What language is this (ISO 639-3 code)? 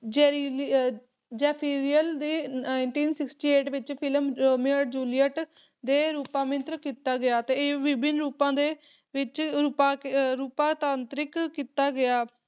pan